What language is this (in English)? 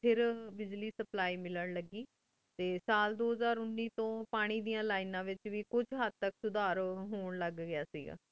Punjabi